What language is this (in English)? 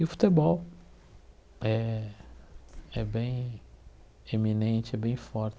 Portuguese